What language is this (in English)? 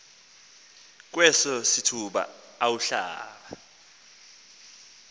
Xhosa